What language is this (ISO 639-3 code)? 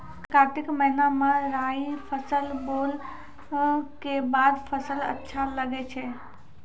mai